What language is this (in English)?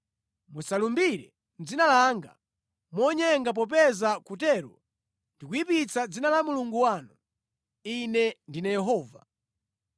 Nyanja